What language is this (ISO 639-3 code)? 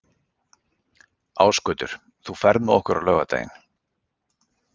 isl